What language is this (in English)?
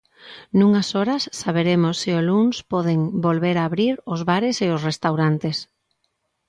Galician